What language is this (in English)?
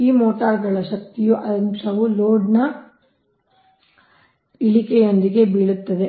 Kannada